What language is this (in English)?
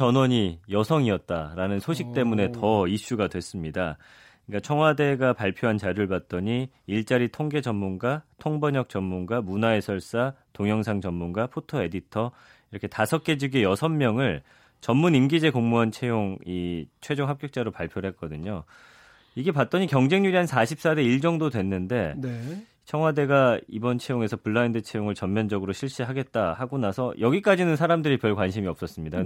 Korean